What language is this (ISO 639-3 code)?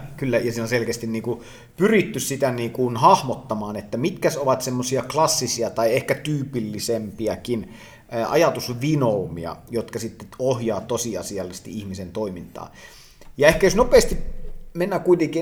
fin